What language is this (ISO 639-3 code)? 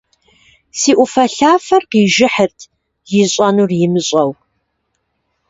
kbd